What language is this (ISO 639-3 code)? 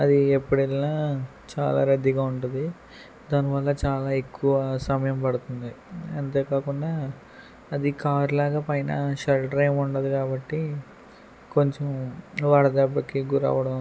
tel